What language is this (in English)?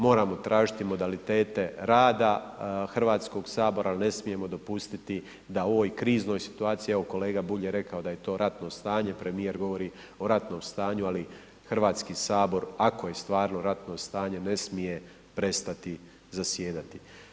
Croatian